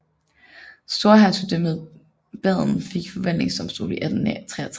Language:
Danish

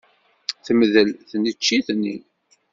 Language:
Kabyle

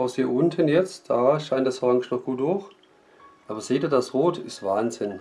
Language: German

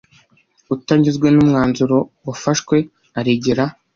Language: Kinyarwanda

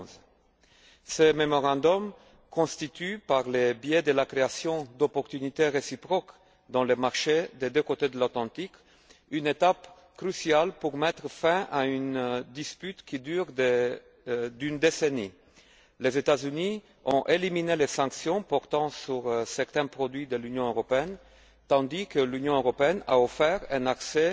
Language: French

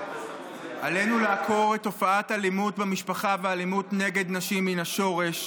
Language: Hebrew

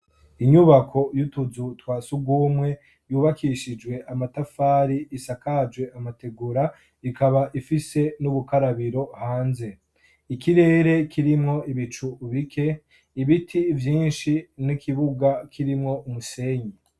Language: Rundi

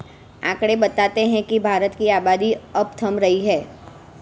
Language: Hindi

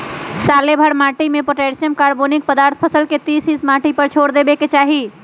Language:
Magahi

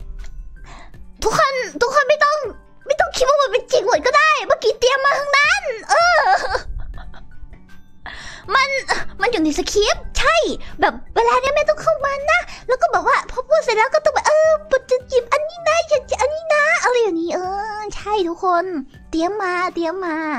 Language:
Thai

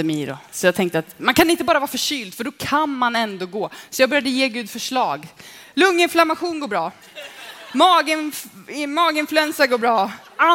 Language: Swedish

